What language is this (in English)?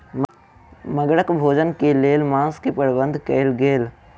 Maithili